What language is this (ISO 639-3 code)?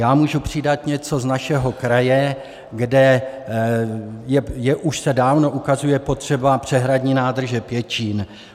ces